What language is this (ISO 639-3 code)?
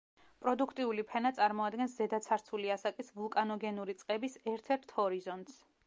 kat